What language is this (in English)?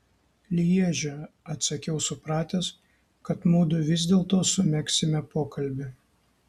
Lithuanian